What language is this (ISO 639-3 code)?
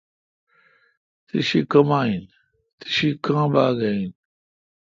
xka